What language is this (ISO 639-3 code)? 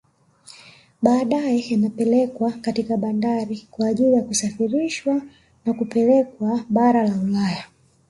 swa